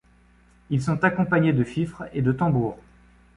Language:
French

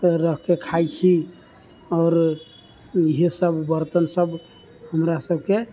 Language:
Maithili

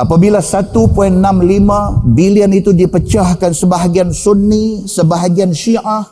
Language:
Malay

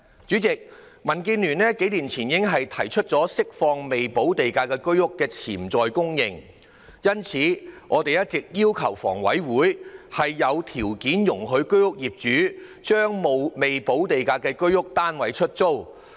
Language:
Cantonese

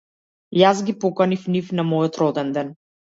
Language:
Macedonian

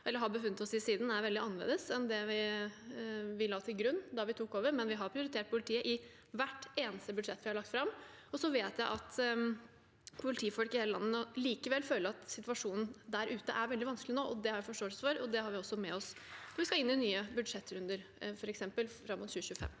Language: Norwegian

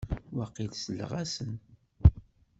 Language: Kabyle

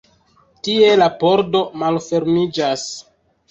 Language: Esperanto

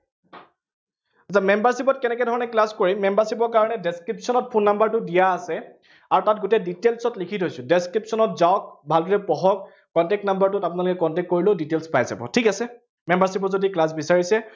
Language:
Assamese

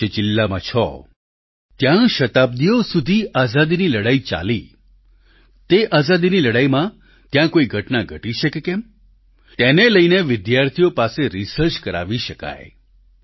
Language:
Gujarati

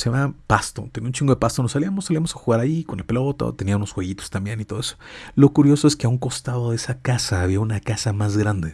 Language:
Spanish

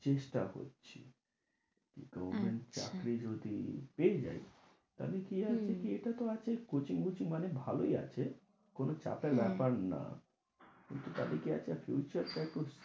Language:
Bangla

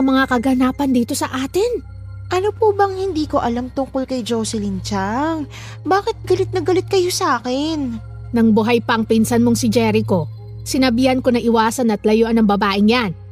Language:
Filipino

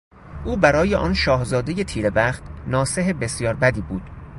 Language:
Persian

